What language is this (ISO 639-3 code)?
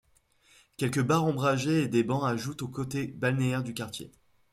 fra